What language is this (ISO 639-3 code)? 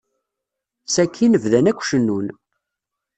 kab